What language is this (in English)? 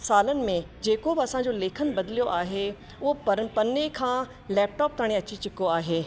Sindhi